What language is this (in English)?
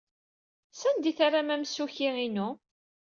Kabyle